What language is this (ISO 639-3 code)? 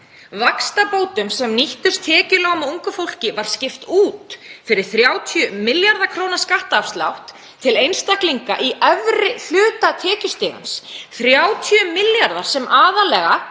isl